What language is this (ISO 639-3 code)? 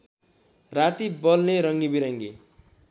nep